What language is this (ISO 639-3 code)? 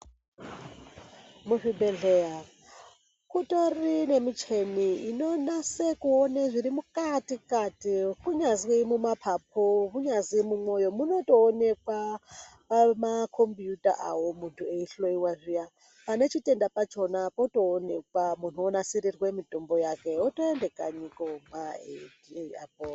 ndc